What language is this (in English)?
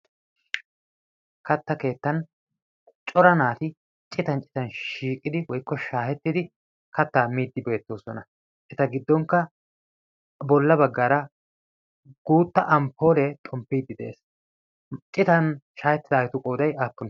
Wolaytta